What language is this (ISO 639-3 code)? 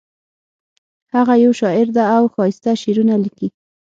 pus